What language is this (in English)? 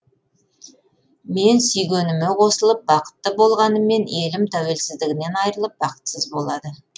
Kazakh